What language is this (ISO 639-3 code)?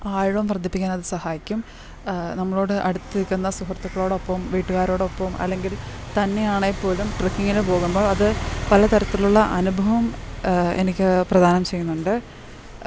mal